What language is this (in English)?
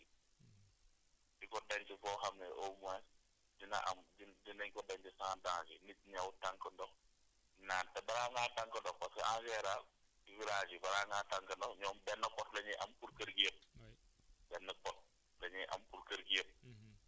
Wolof